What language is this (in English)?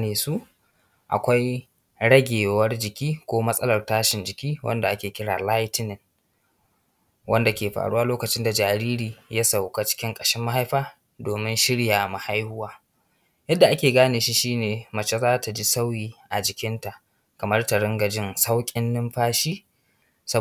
Hausa